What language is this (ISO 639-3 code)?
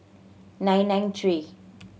eng